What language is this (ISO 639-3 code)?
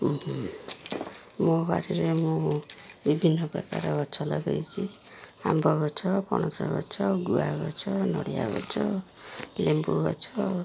ori